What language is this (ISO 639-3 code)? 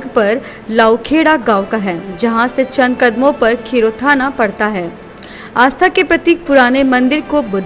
hin